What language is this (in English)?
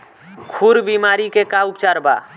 Bhojpuri